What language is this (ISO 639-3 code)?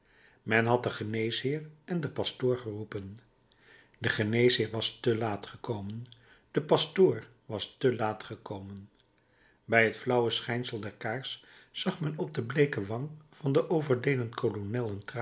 nld